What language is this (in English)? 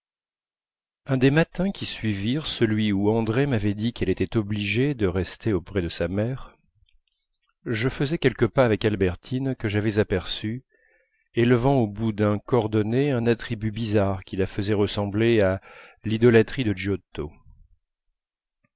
French